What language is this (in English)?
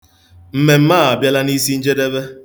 Igbo